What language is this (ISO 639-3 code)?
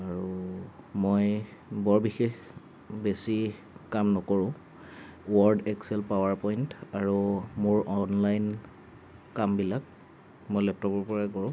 asm